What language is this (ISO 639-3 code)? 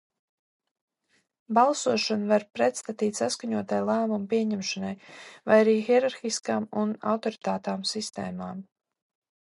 lav